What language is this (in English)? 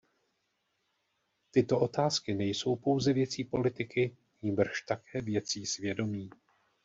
Czech